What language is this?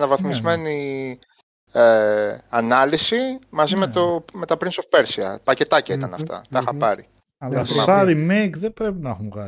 Greek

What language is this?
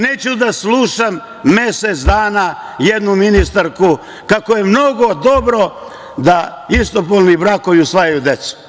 Serbian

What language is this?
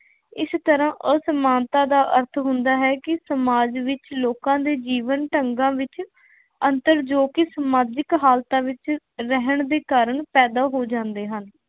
Punjabi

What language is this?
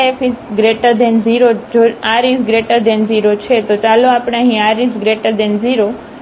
Gujarati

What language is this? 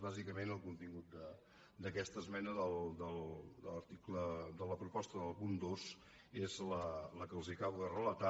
Catalan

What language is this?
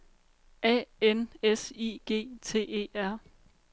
Danish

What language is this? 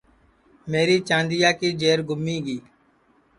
Sansi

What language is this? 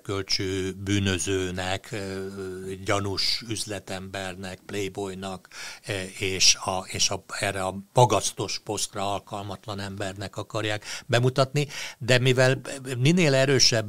Hungarian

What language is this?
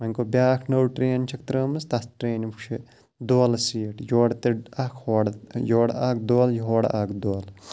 Kashmiri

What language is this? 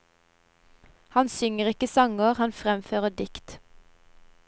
Norwegian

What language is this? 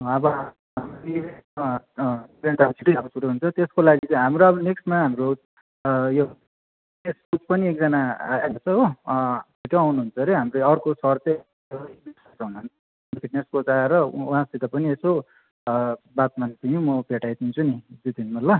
Nepali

